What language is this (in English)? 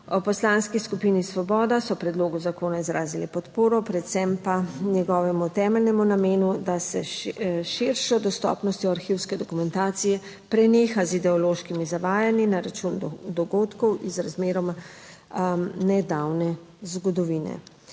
Slovenian